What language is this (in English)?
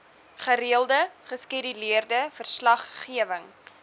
Afrikaans